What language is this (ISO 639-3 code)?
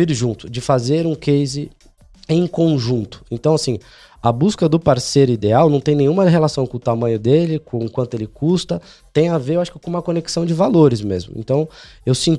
por